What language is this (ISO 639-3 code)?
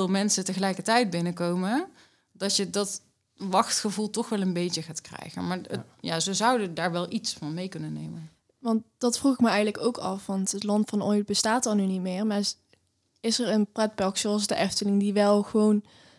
nld